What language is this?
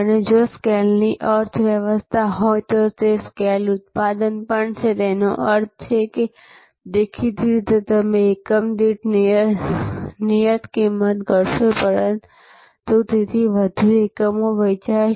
Gujarati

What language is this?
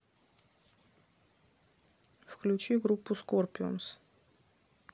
Russian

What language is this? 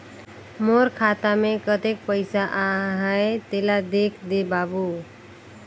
Chhattisgarhi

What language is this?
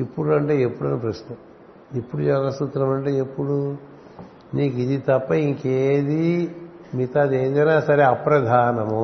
Telugu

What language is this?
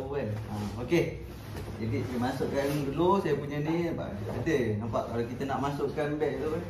Malay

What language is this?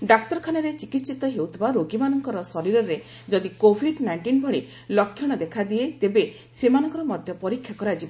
Odia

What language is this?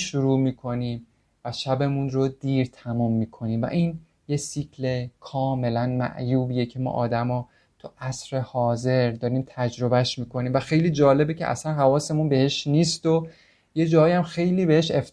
Persian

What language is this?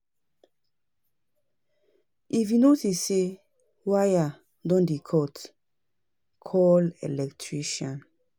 Nigerian Pidgin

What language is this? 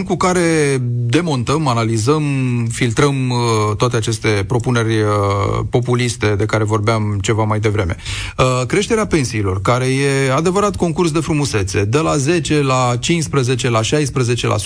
Romanian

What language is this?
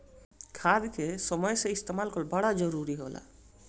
Bhojpuri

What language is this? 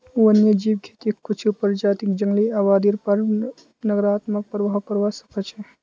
Magahi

